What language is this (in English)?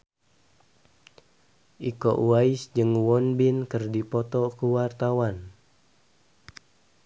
Sundanese